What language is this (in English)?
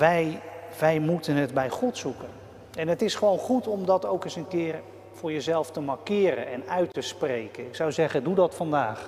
Dutch